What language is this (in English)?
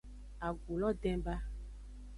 Aja (Benin)